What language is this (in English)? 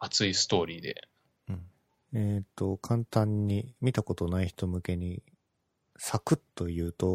Japanese